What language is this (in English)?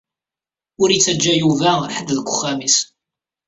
Kabyle